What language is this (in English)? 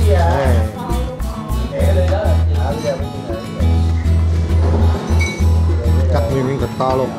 Vietnamese